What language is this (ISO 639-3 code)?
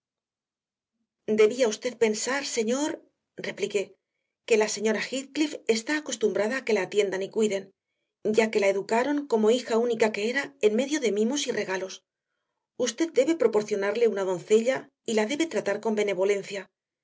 spa